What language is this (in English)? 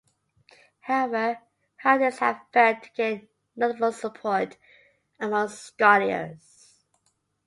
English